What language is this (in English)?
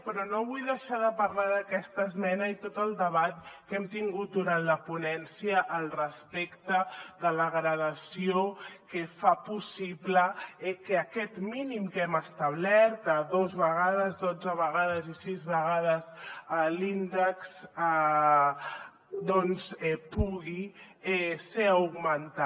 Catalan